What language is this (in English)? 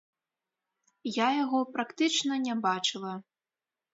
Belarusian